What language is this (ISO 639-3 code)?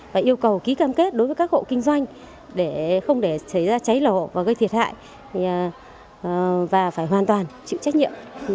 vie